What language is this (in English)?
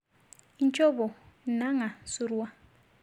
Masai